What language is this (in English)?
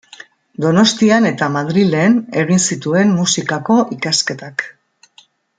Basque